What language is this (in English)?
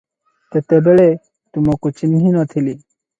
Odia